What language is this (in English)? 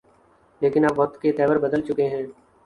Urdu